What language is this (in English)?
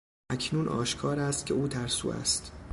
Persian